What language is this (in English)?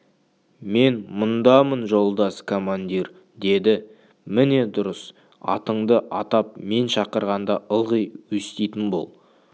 Kazakh